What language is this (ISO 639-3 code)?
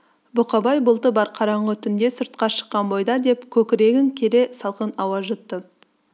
kaz